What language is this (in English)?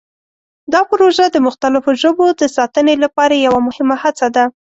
Pashto